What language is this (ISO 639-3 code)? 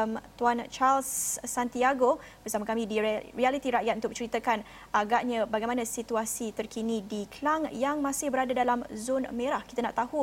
msa